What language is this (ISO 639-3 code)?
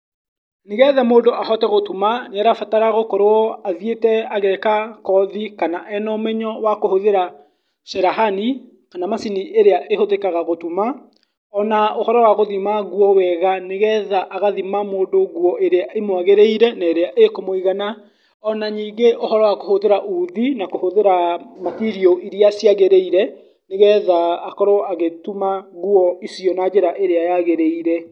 kik